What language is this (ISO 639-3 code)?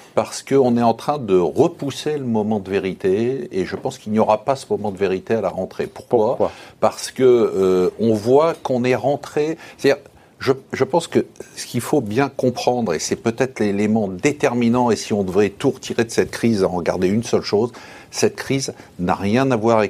fra